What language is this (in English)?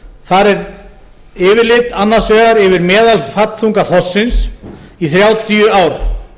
Icelandic